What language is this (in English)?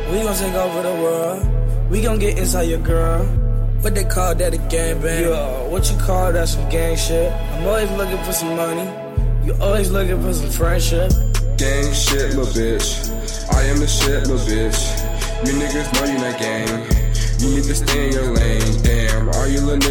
English